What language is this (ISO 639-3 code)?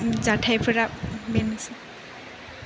brx